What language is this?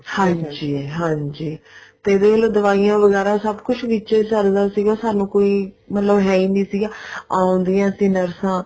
Punjabi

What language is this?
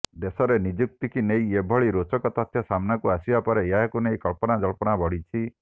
Odia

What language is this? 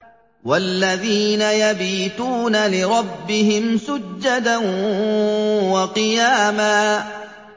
Arabic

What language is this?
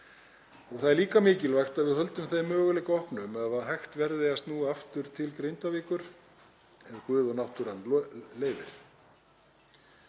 Icelandic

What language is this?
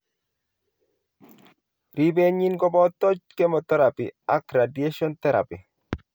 Kalenjin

